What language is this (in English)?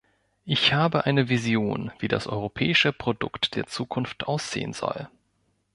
German